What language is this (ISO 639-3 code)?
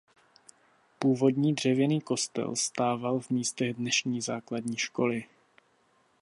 ces